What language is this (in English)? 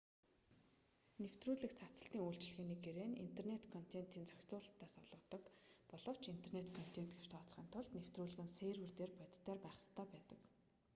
Mongolian